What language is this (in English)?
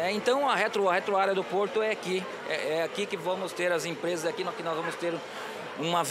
Portuguese